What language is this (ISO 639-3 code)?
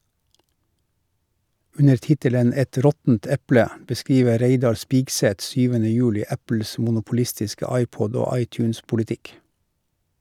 nor